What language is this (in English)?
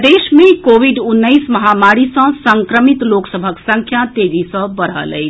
Maithili